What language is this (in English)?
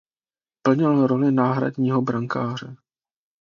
Czech